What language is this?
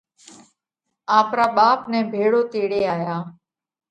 Parkari Koli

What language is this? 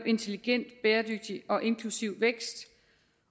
Danish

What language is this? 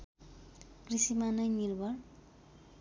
Nepali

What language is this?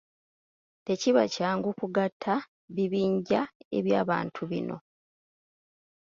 Ganda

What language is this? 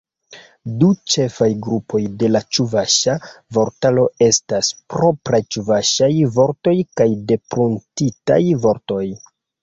Esperanto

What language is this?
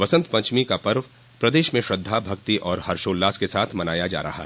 Hindi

